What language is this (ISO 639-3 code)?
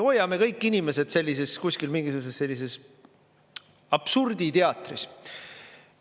est